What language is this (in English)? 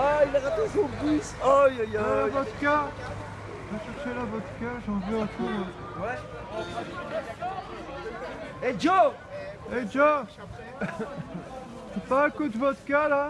French